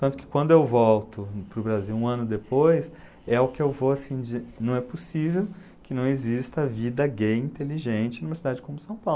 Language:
Portuguese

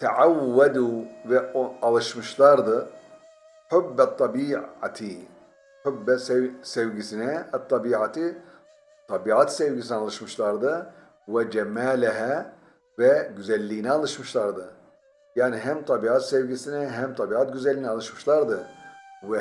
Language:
Turkish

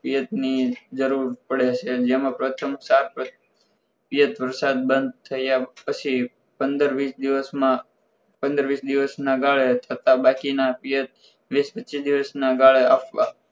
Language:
Gujarati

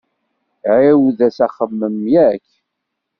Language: Kabyle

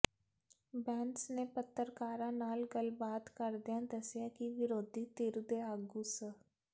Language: Punjabi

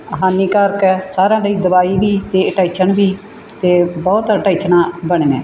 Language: Punjabi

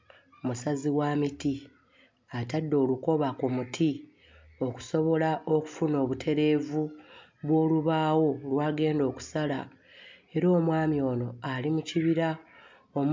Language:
Ganda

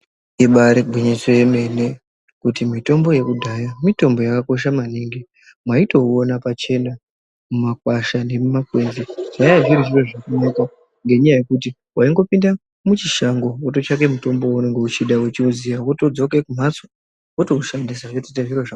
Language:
Ndau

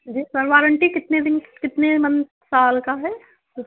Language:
Urdu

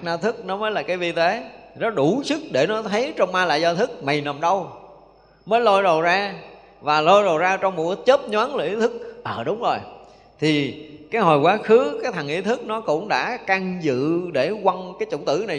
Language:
Vietnamese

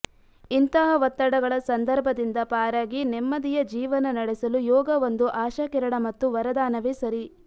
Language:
Kannada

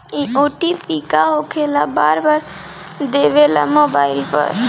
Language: Bhojpuri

